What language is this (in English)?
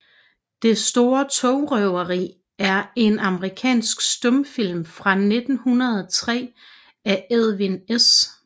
Danish